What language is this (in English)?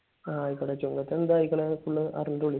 Malayalam